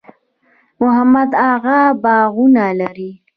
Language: Pashto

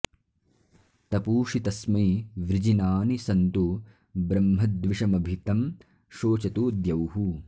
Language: Sanskrit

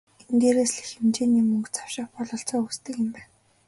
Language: Mongolian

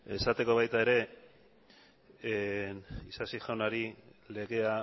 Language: Basque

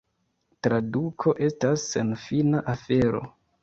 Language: Esperanto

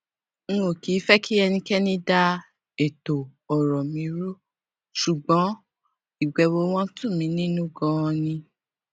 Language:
Yoruba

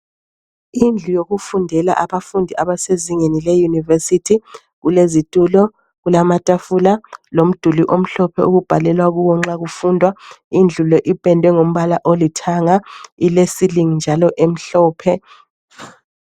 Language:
North Ndebele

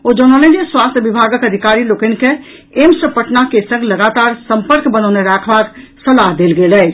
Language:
Maithili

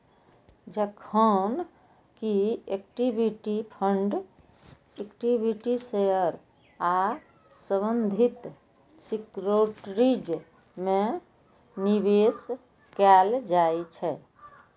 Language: Maithili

